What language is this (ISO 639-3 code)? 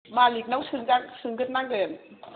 brx